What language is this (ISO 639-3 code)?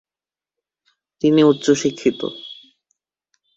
ben